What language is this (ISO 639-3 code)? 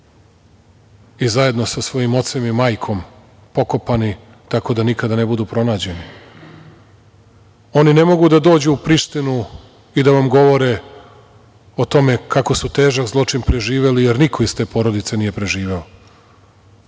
srp